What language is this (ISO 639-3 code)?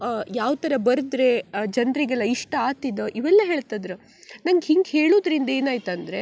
kan